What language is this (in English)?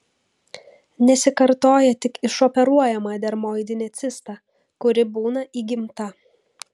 Lithuanian